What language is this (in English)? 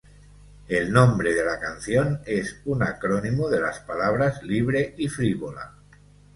Spanish